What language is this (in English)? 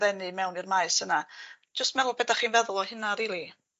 Welsh